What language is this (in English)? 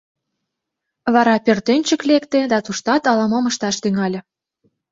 Mari